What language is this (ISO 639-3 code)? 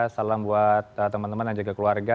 ind